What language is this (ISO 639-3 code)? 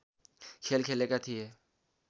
nep